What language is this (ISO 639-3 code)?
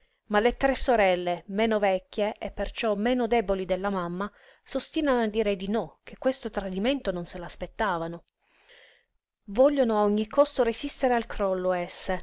ita